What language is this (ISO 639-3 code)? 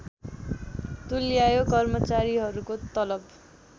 nep